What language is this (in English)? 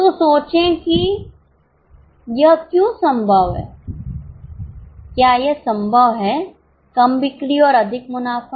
Hindi